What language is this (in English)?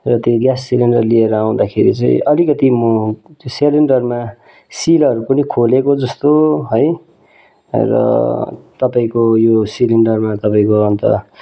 Nepali